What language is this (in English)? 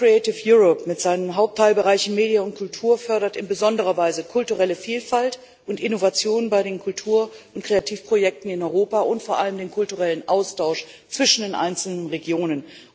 German